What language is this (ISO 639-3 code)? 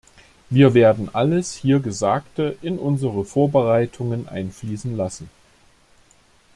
deu